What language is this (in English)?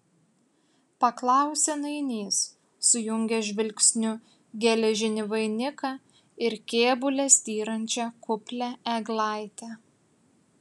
Lithuanian